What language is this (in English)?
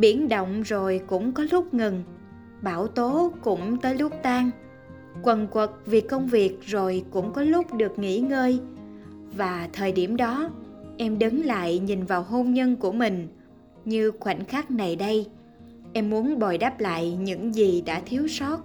Vietnamese